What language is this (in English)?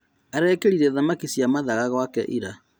Kikuyu